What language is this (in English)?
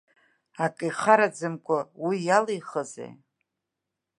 Abkhazian